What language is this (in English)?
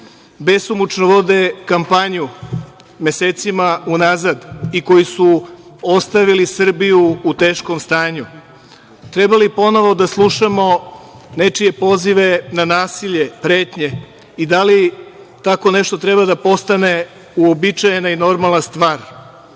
Serbian